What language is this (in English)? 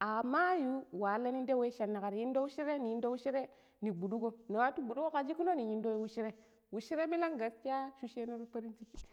Pero